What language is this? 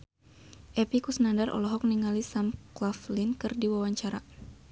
Sundanese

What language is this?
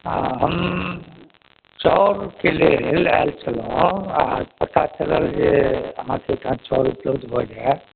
Maithili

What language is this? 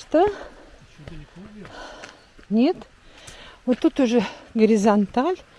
Russian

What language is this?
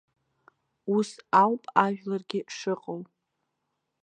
Abkhazian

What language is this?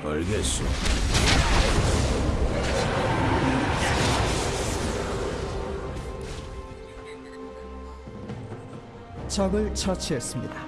Korean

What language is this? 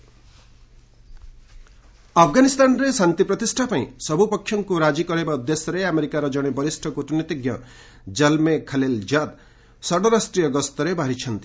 Odia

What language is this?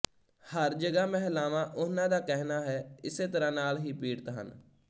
Punjabi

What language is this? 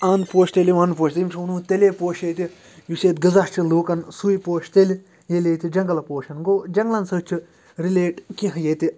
Kashmiri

